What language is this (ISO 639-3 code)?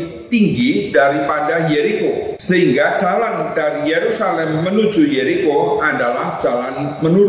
ind